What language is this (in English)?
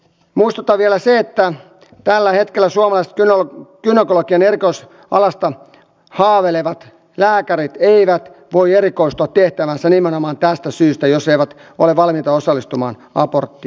Finnish